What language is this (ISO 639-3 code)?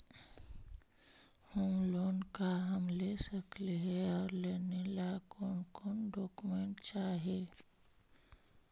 mag